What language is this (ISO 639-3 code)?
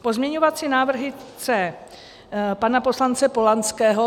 ces